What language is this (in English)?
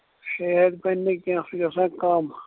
Kashmiri